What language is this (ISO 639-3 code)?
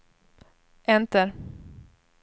swe